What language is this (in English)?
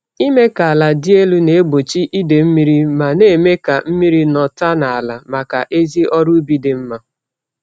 Igbo